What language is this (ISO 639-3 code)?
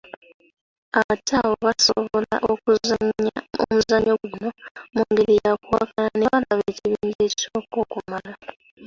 lug